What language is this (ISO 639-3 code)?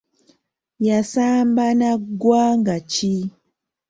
lug